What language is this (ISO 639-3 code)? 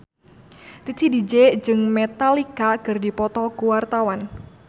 sun